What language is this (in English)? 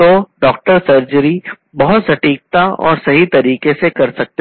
Hindi